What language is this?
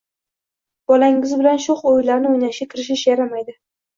Uzbek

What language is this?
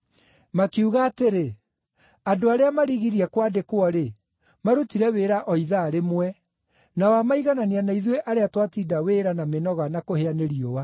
Kikuyu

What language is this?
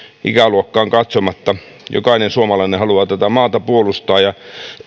Finnish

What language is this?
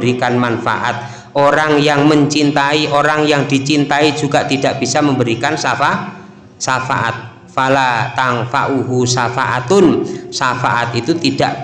Indonesian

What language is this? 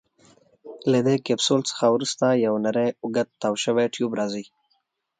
Pashto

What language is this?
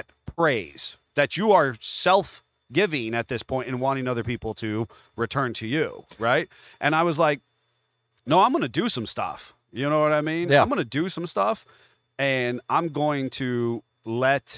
English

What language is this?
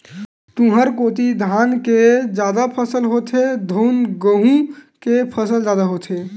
Chhattisgarhi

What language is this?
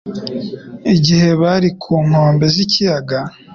Kinyarwanda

